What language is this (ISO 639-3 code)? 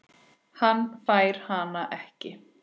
isl